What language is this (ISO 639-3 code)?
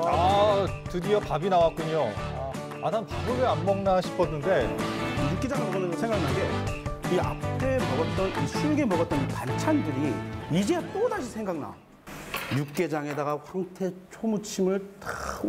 kor